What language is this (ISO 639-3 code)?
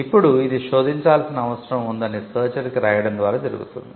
tel